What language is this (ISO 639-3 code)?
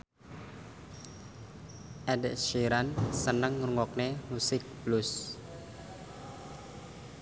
jav